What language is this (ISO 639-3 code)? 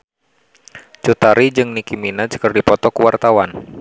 sun